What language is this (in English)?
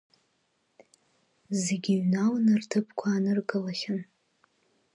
Abkhazian